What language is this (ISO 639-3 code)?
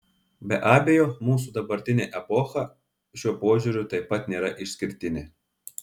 lit